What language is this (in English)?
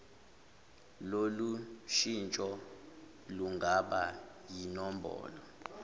Zulu